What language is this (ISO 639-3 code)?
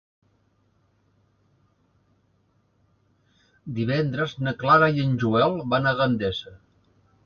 cat